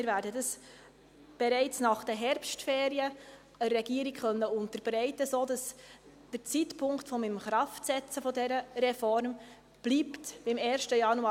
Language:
Swiss German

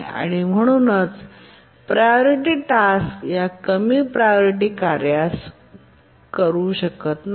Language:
Marathi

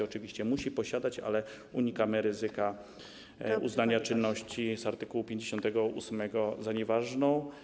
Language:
Polish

